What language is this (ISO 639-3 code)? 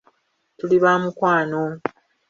lug